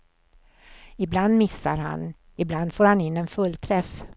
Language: Swedish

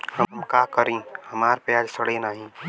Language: Bhojpuri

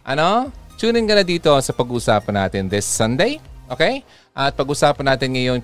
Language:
Filipino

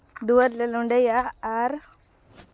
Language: Santali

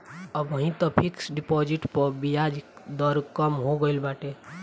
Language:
Bhojpuri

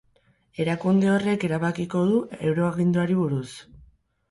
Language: Basque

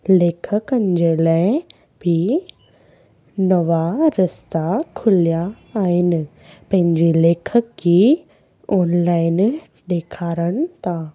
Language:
Sindhi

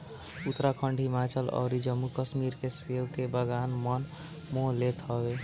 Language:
Bhojpuri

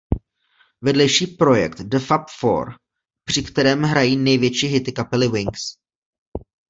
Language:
Czech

